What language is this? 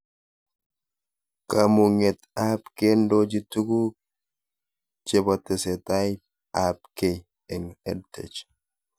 Kalenjin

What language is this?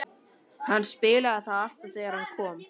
Icelandic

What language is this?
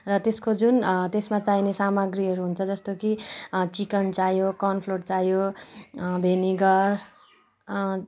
Nepali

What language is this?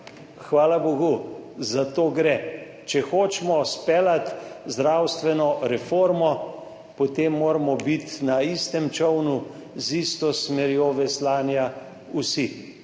Slovenian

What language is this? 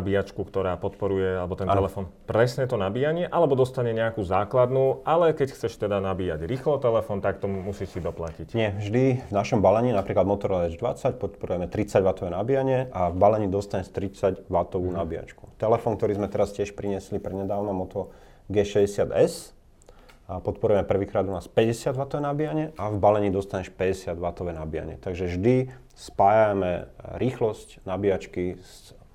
Slovak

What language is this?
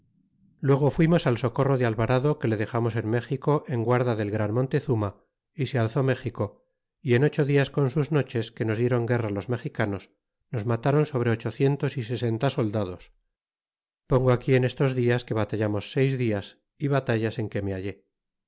Spanish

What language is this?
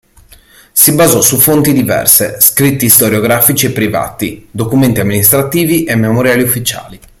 Italian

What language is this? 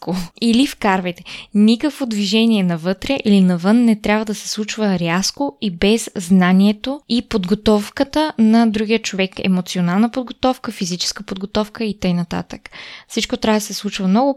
Bulgarian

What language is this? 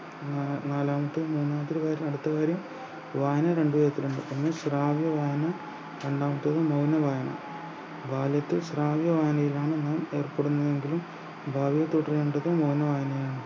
Malayalam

